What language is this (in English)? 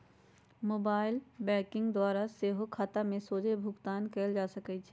Magahi